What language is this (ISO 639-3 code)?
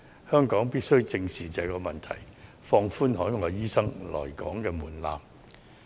yue